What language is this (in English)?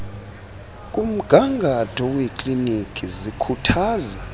Xhosa